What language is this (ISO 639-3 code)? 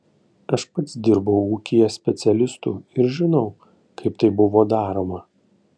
lit